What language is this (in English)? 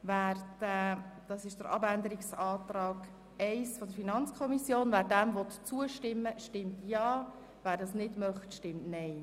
Swiss German